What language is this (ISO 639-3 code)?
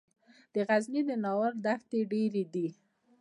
pus